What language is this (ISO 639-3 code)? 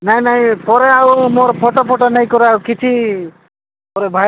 ori